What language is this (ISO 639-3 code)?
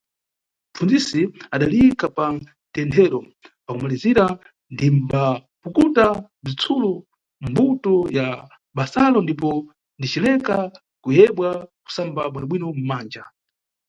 nyu